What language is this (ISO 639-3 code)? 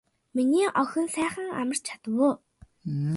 mon